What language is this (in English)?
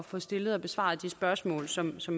Danish